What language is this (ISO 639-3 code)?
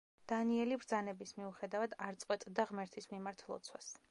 kat